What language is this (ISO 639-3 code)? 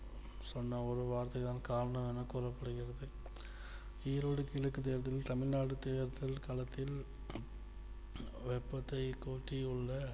tam